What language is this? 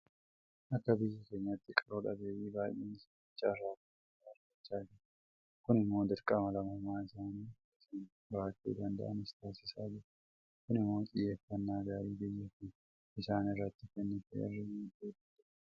Oromo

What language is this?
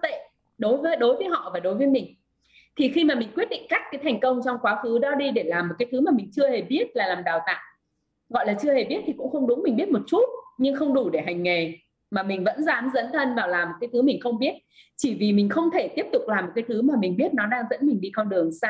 Vietnamese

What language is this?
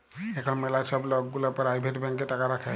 Bangla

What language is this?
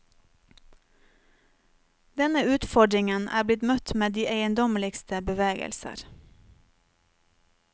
Norwegian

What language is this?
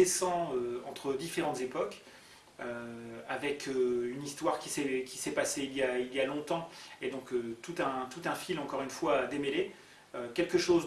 French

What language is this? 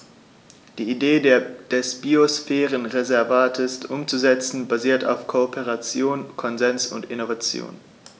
German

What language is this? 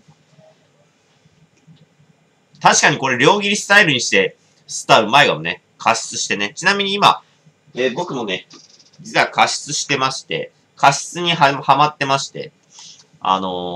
Japanese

